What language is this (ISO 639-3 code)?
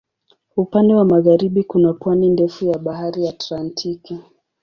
swa